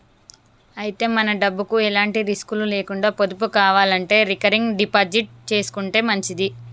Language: Telugu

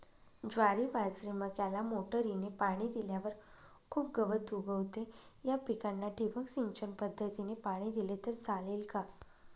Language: Marathi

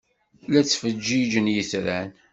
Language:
Kabyle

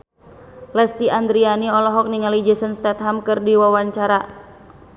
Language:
Sundanese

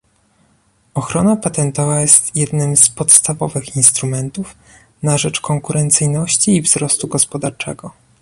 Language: Polish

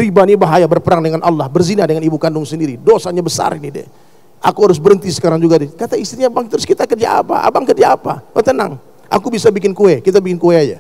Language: Indonesian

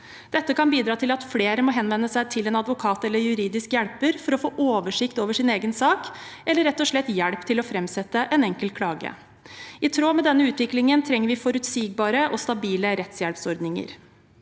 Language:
Norwegian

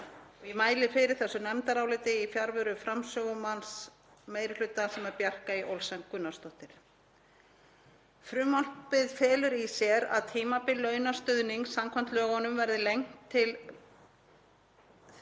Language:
Icelandic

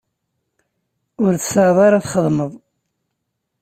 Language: Kabyle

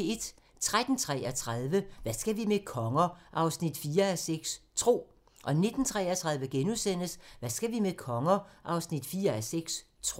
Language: Danish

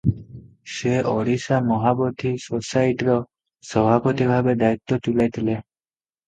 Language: Odia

